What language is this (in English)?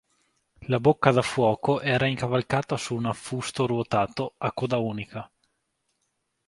Italian